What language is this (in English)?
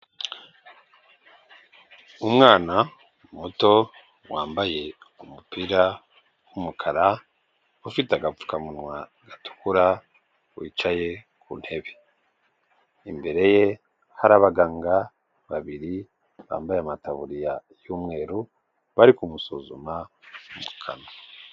Kinyarwanda